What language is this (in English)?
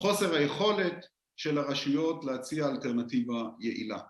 Hebrew